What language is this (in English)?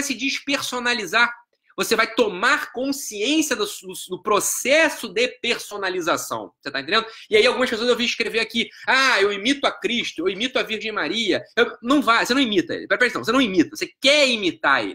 Portuguese